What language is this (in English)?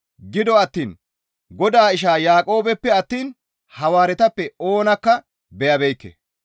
Gamo